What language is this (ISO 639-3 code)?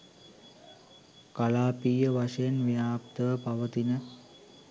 sin